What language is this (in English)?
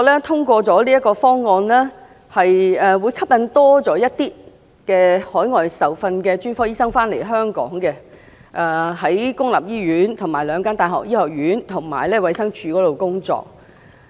Cantonese